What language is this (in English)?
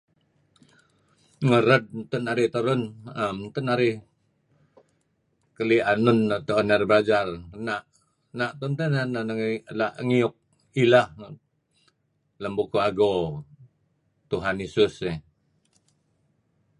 Kelabit